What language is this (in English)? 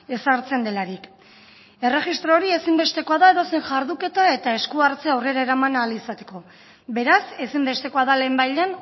Basque